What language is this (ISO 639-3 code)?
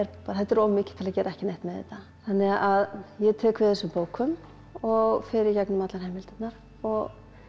isl